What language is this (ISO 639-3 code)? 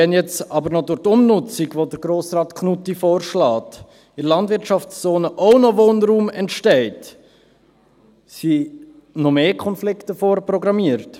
gsw